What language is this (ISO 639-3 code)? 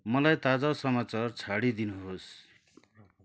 nep